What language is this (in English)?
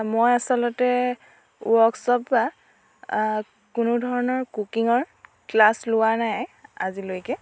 Assamese